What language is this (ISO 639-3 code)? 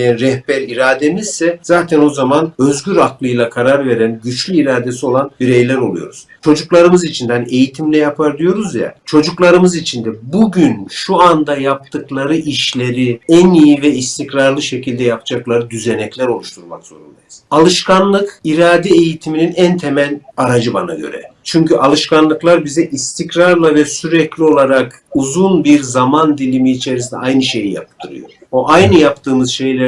tur